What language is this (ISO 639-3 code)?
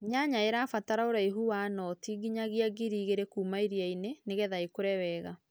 kik